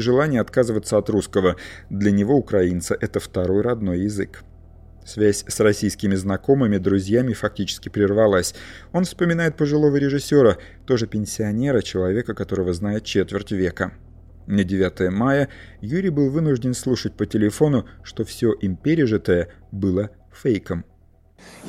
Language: Russian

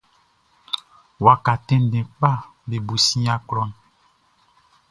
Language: Baoulé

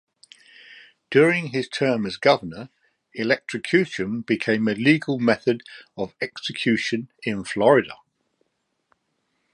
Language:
English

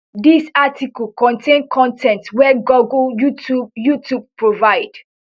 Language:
Nigerian Pidgin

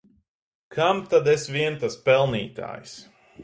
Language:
Latvian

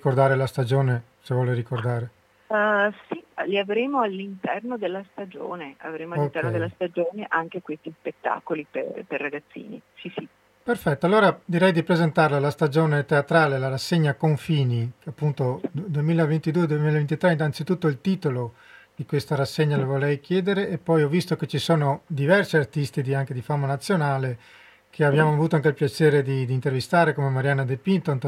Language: Italian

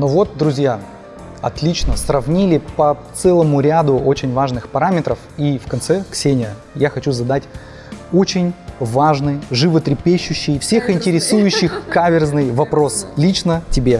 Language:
Russian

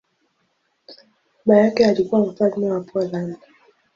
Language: Swahili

